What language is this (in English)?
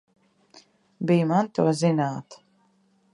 Latvian